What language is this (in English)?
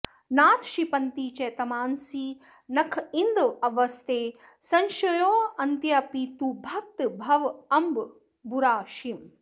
Sanskrit